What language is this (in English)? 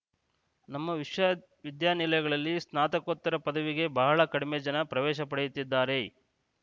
Kannada